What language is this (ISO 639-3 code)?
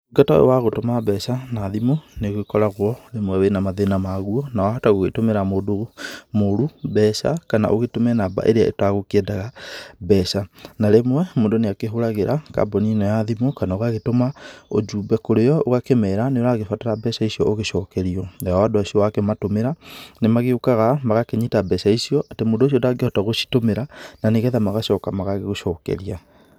kik